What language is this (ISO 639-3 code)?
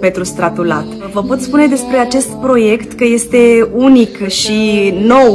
ron